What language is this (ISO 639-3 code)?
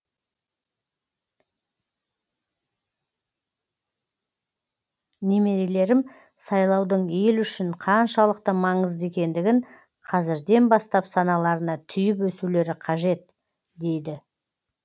kaz